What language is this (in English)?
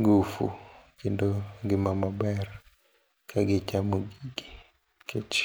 Luo (Kenya and Tanzania)